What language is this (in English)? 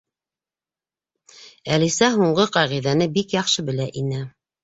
Bashkir